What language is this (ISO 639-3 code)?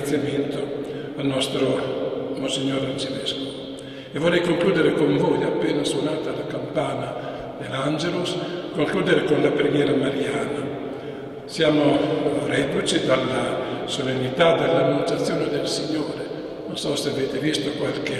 ita